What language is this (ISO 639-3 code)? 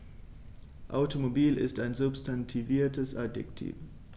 deu